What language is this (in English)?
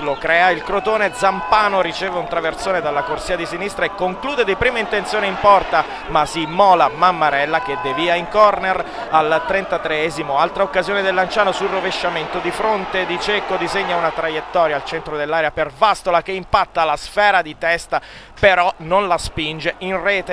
Italian